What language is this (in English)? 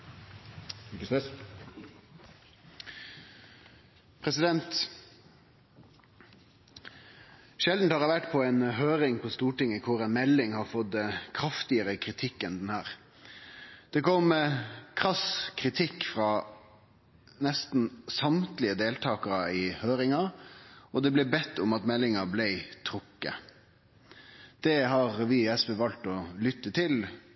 Norwegian